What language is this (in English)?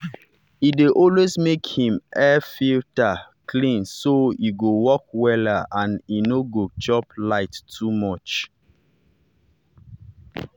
Nigerian Pidgin